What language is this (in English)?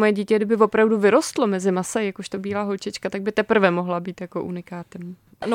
Czech